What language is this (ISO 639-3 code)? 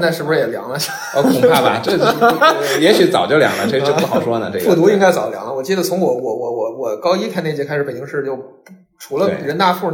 zho